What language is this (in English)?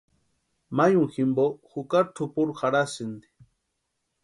Western Highland Purepecha